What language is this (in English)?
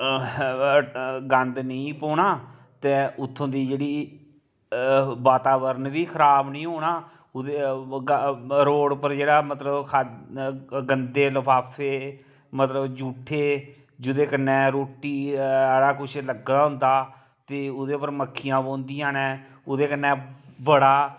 Dogri